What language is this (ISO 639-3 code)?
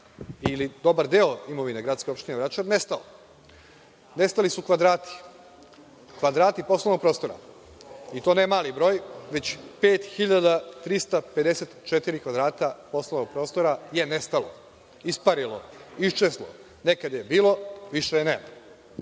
srp